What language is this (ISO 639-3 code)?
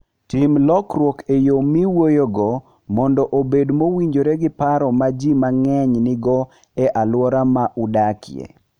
luo